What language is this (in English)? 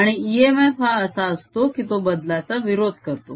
Marathi